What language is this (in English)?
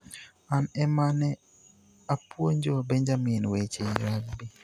Luo (Kenya and Tanzania)